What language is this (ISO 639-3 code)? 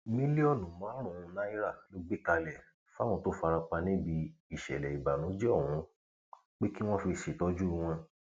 yor